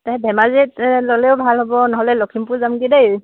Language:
Assamese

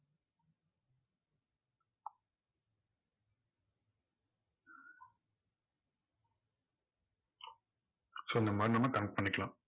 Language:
Tamil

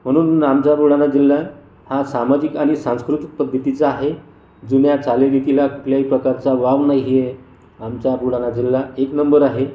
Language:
Marathi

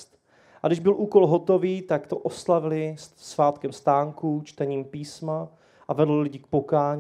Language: Czech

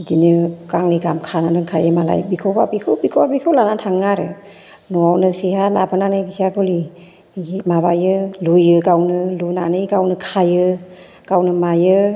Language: Bodo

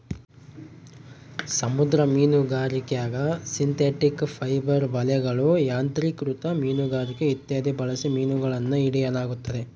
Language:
Kannada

